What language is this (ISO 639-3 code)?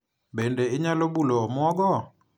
luo